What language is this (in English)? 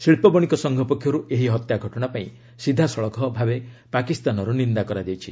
Odia